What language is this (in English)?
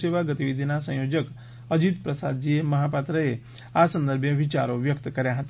Gujarati